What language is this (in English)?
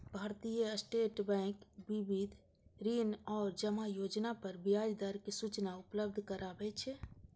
Maithili